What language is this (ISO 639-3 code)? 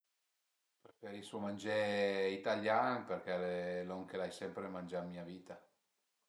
pms